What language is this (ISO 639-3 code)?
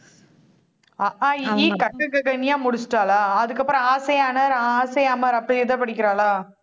tam